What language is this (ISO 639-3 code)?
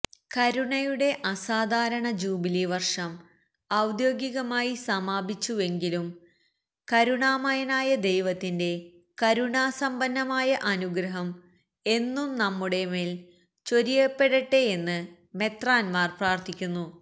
mal